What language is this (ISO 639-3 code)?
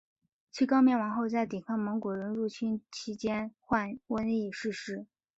zho